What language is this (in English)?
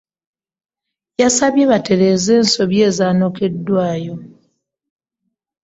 Ganda